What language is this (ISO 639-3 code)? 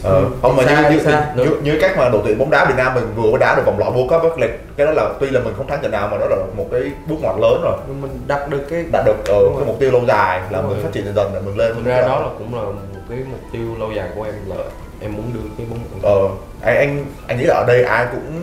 vie